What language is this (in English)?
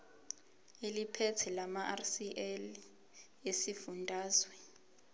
Zulu